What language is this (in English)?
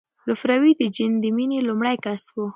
Pashto